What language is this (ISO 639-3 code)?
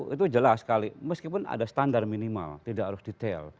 ind